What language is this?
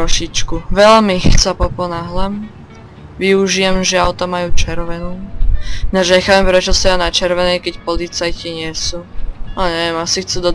Slovak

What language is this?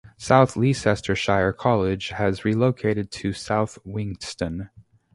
English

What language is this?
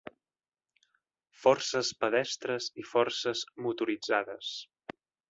Catalan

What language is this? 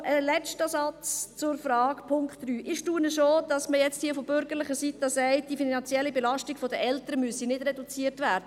Swiss German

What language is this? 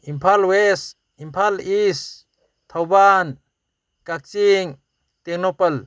Manipuri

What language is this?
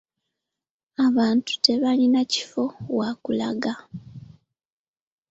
Ganda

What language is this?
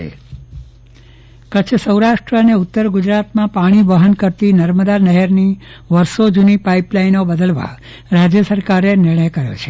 Gujarati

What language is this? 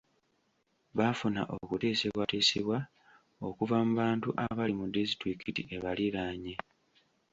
Ganda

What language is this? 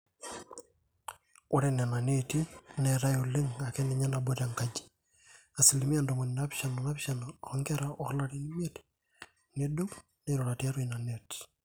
Masai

